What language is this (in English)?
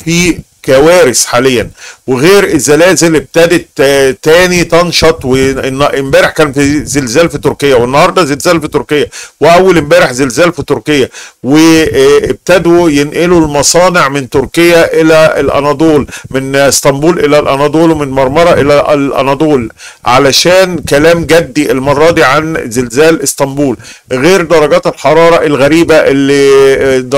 Arabic